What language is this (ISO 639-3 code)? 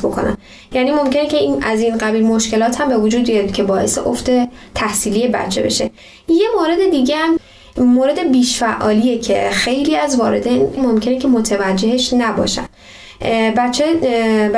fas